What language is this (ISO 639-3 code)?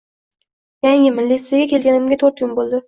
uzb